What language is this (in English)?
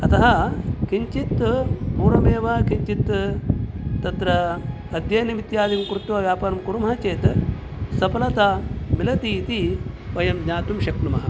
Sanskrit